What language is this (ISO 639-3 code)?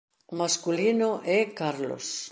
glg